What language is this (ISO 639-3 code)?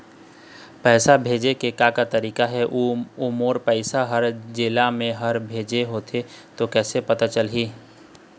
hne